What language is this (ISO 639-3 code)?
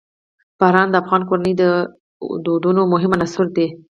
pus